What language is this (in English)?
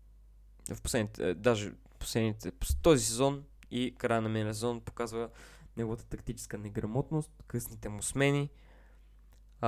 Bulgarian